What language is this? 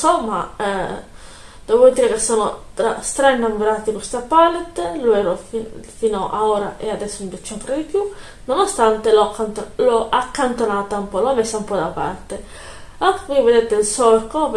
Italian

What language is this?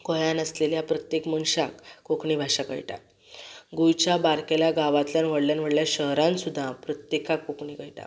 Konkani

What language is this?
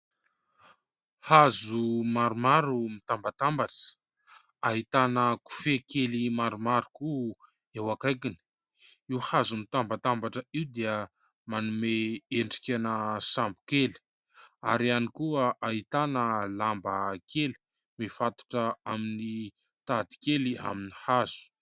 Malagasy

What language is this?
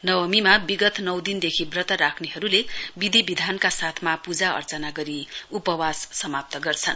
Nepali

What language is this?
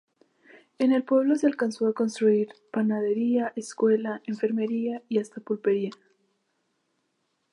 Spanish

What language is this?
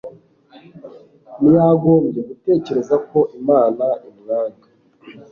Kinyarwanda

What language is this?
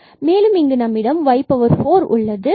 Tamil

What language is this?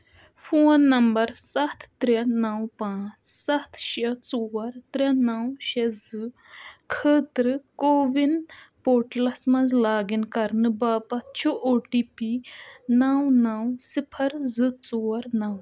Kashmiri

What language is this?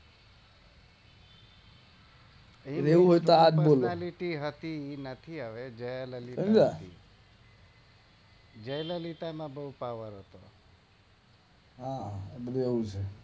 Gujarati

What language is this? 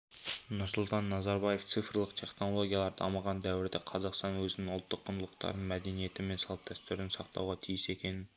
Kazakh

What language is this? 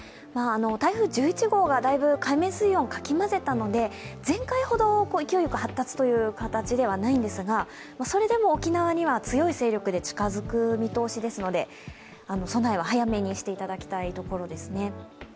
Japanese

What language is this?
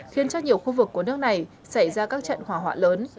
Vietnamese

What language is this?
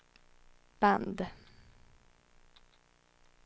Swedish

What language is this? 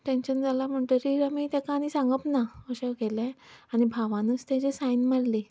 Konkani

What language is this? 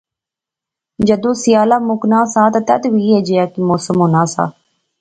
Pahari-Potwari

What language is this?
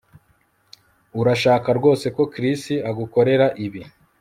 Kinyarwanda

